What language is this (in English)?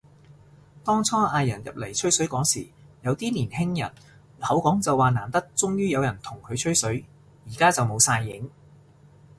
Cantonese